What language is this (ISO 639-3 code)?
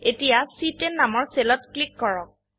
asm